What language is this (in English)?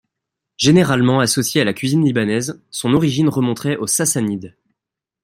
French